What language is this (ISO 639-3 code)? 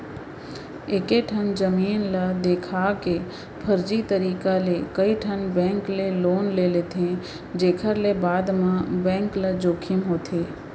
hne